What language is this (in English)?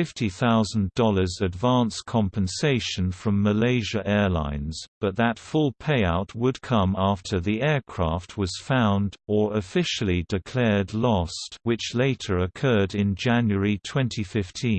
English